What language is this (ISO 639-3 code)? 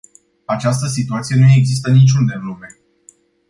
ron